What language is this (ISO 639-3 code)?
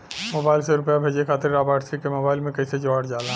bho